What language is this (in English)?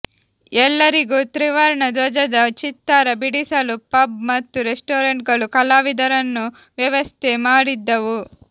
Kannada